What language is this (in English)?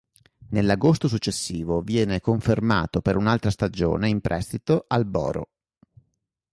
Italian